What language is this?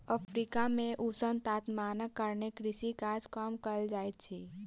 Maithili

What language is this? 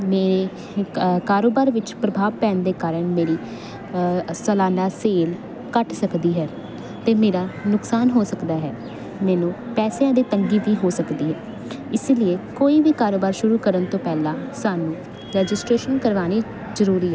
Punjabi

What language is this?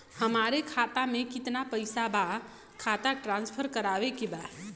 Bhojpuri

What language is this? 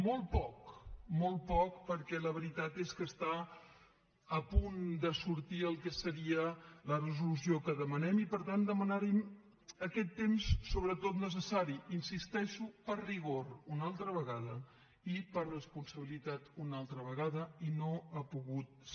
Catalan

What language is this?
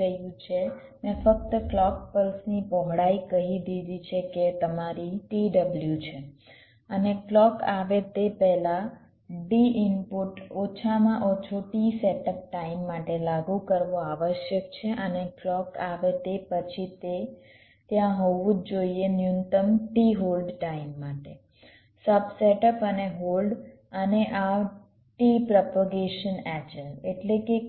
Gujarati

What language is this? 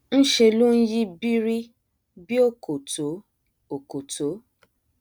Yoruba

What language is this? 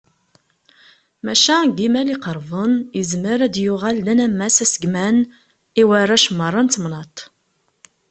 Kabyle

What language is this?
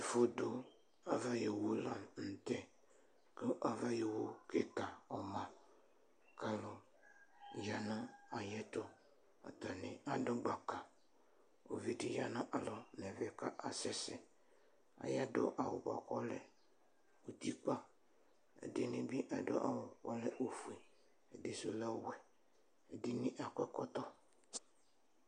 Ikposo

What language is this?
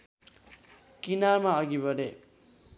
Nepali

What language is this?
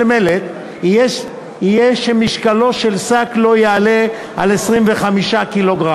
Hebrew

